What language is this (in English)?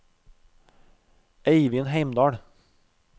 Norwegian